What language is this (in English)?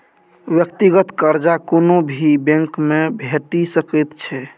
Maithili